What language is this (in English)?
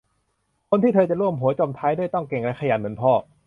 Thai